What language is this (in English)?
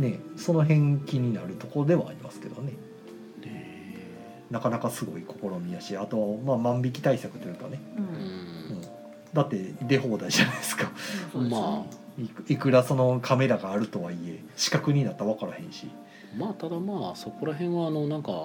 Japanese